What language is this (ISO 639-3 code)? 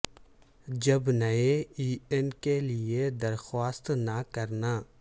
urd